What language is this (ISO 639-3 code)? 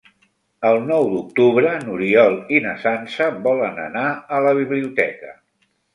cat